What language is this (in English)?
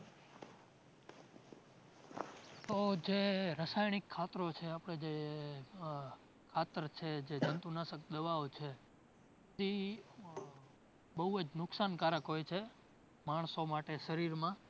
Gujarati